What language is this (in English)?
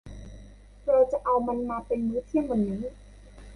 Thai